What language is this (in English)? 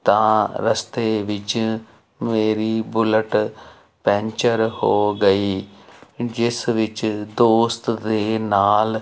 Punjabi